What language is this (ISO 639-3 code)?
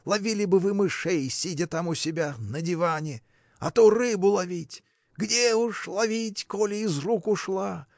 rus